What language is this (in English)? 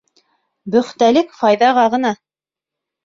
Bashkir